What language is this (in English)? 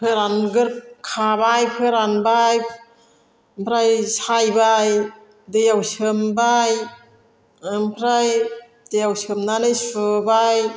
Bodo